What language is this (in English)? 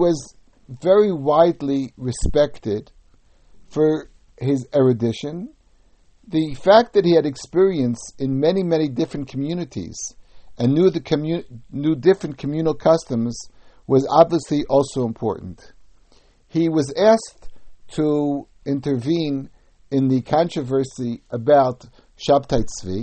English